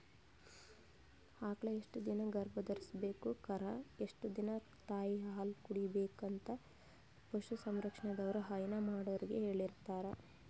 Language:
Kannada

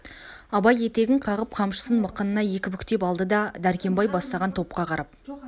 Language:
Kazakh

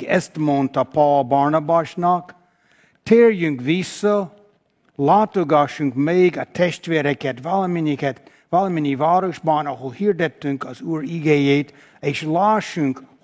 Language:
Hungarian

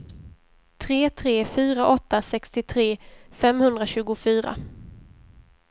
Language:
Swedish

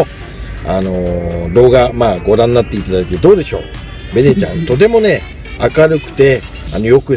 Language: Japanese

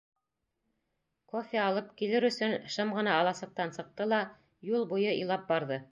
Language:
Bashkir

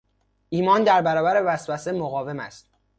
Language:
Persian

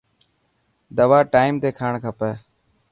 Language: Dhatki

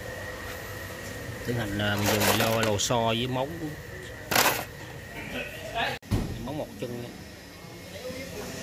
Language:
Vietnamese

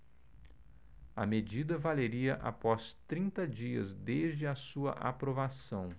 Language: Portuguese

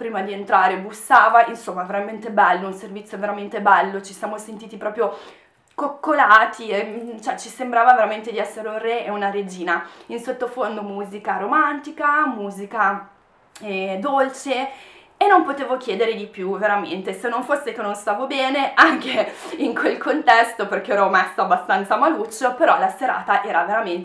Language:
Italian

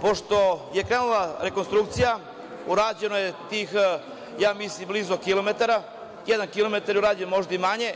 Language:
Serbian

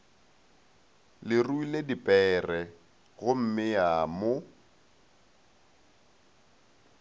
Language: Northern Sotho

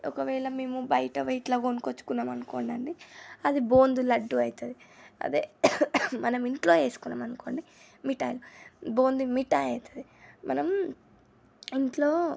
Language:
Telugu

